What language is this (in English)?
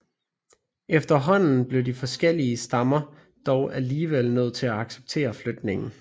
Danish